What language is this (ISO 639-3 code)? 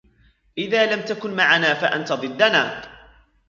ara